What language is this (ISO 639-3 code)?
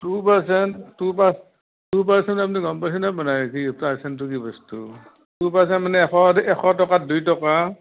asm